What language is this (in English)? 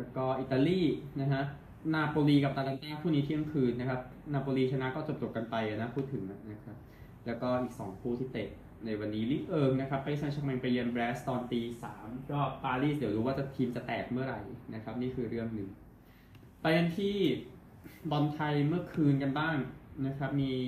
Thai